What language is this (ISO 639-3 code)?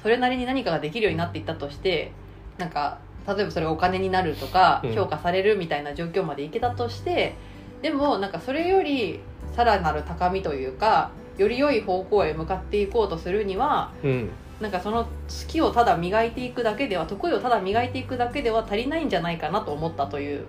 jpn